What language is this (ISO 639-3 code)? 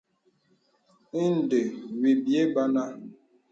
beb